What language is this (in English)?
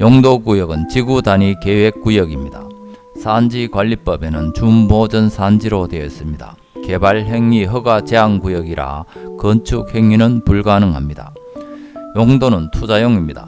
Korean